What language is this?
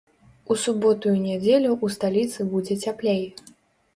Belarusian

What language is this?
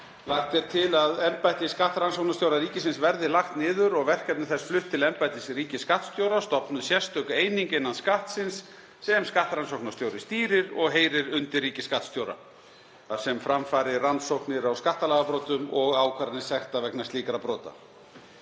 Icelandic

